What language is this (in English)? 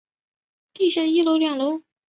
Chinese